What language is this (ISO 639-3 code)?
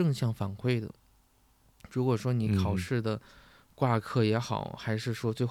zho